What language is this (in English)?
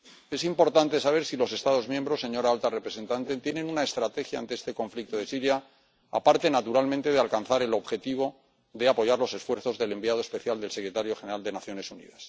Spanish